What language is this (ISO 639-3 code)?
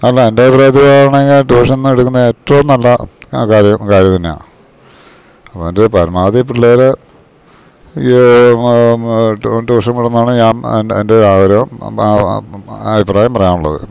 mal